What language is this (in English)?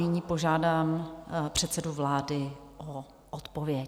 Czech